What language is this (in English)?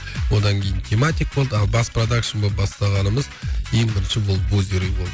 Kazakh